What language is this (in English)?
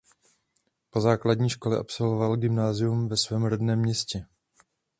Czech